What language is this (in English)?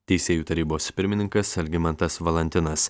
Lithuanian